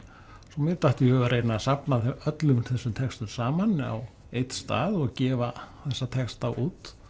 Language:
Icelandic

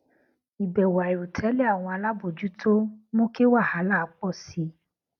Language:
Yoruba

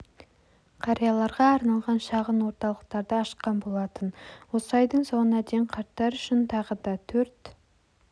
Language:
Kazakh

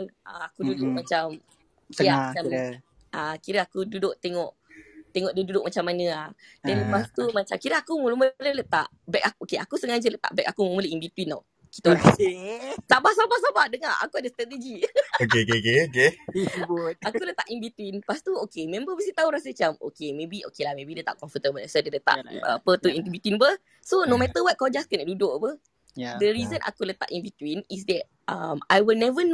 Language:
Malay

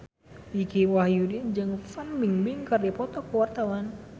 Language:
Sundanese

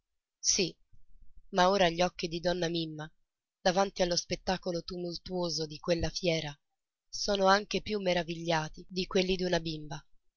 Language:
Italian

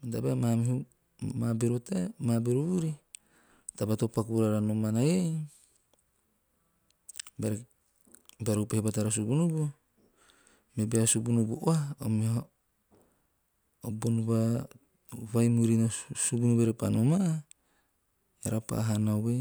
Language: Teop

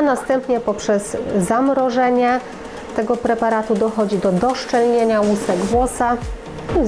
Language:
Polish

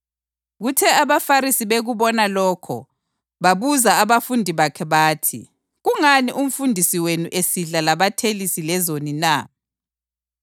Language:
North Ndebele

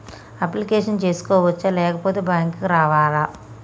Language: Telugu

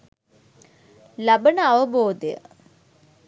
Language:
Sinhala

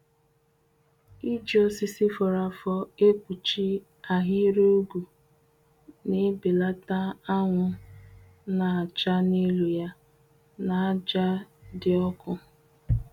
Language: Igbo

